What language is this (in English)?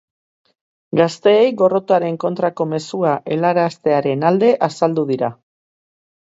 Basque